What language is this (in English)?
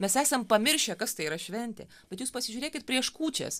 Lithuanian